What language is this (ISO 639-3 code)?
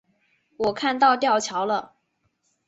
zho